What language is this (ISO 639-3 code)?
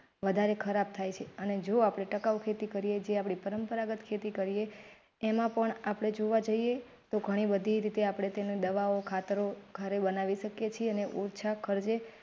guj